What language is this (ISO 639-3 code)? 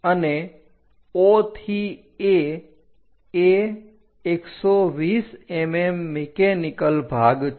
guj